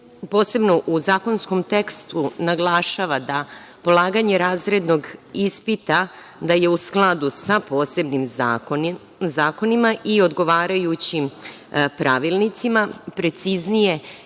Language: Serbian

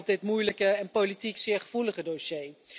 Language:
Dutch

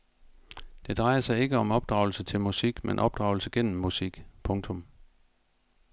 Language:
Danish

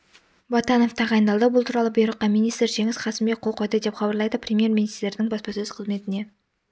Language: Kazakh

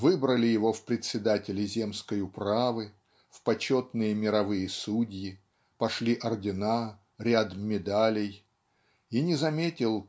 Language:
Russian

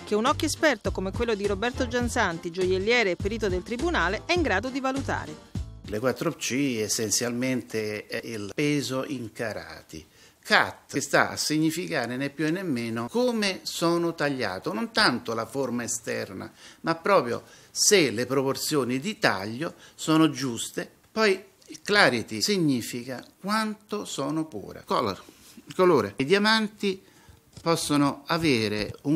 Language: Italian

